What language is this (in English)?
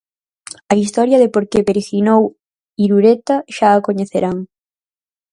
Galician